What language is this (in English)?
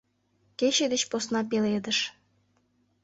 Mari